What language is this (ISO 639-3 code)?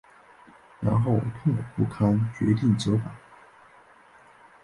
zho